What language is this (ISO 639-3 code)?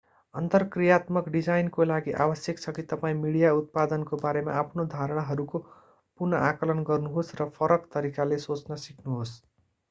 nep